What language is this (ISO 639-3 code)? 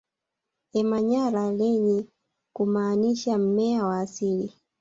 swa